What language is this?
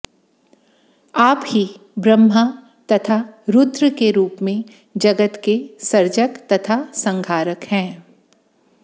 Sanskrit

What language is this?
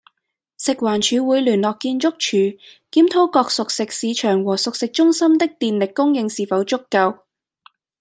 Cantonese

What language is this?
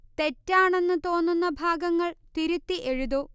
Malayalam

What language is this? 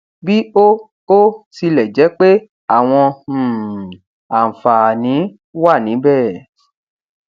Yoruba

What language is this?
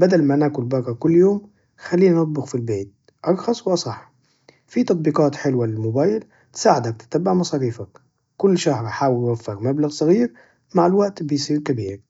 Najdi Arabic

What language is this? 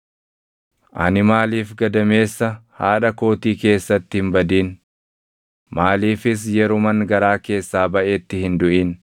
Oromo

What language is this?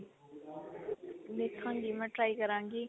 Punjabi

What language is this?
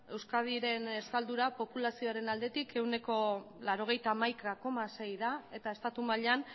Basque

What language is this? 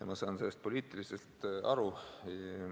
Estonian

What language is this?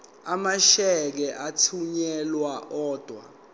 Zulu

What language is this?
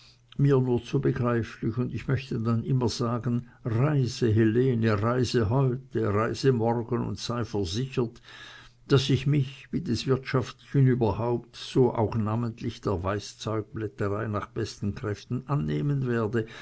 German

